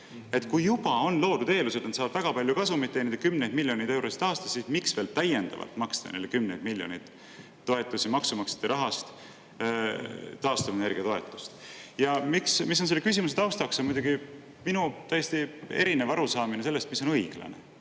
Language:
Estonian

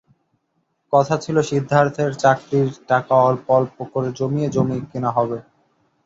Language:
Bangla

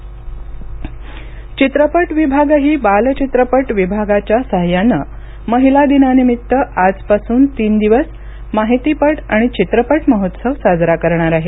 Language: Marathi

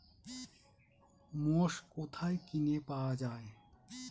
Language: Bangla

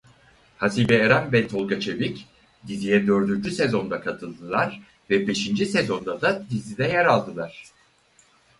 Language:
Turkish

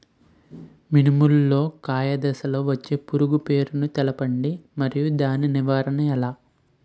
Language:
Telugu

